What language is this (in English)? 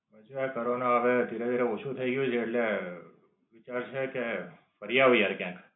Gujarati